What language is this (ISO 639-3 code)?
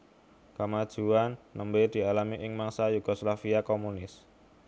jav